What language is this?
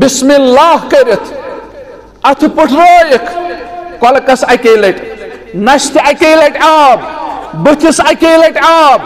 Arabic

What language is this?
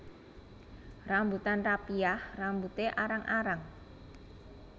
Javanese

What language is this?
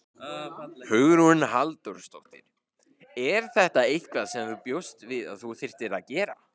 Icelandic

